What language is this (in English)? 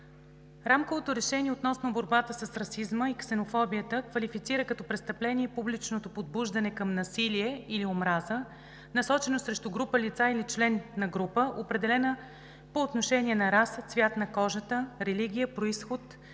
Bulgarian